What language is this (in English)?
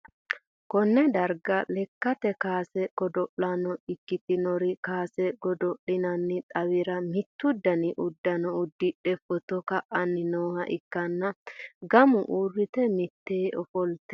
Sidamo